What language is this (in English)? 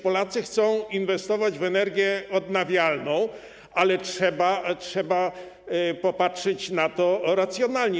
Polish